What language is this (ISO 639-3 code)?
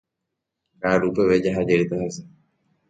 grn